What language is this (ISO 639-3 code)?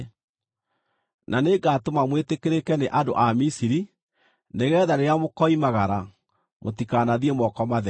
kik